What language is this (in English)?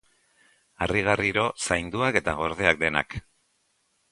Basque